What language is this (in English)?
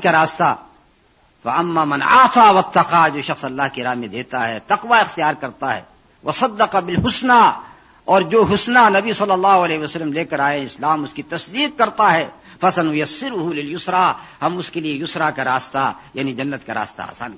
Urdu